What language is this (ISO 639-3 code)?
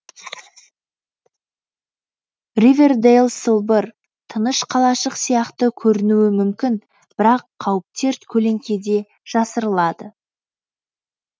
kaz